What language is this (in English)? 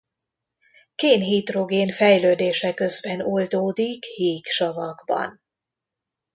Hungarian